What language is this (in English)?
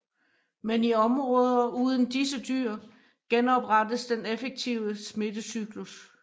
Danish